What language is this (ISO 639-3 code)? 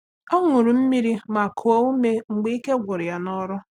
ibo